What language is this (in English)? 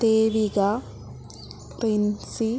Sanskrit